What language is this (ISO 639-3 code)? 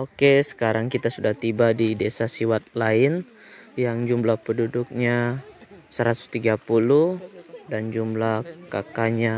ind